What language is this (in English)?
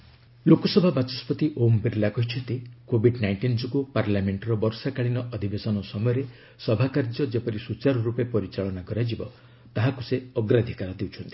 Odia